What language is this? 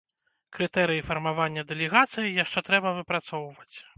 Belarusian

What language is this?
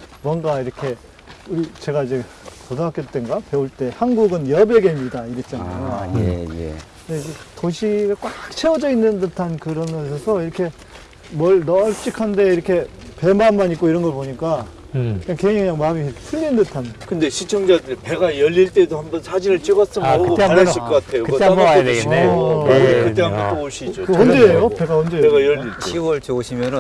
Korean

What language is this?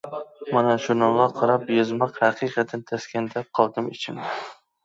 Uyghur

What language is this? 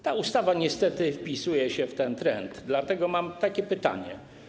Polish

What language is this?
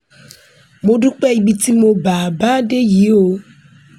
Yoruba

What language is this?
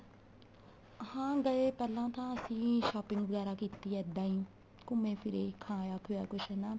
Punjabi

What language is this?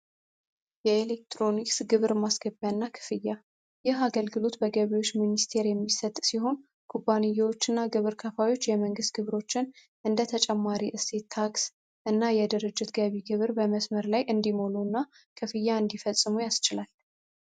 Amharic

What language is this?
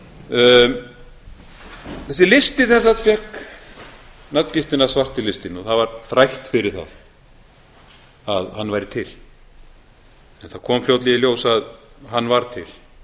Icelandic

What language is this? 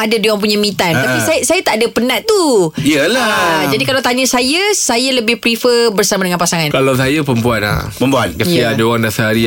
Malay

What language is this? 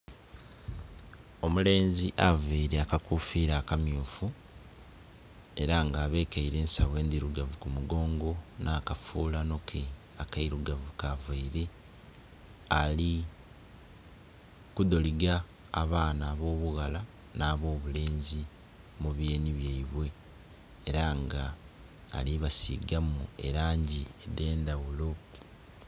Soga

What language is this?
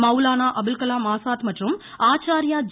Tamil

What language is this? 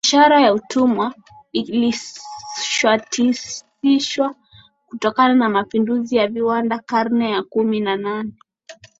Swahili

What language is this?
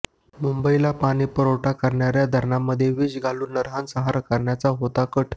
Marathi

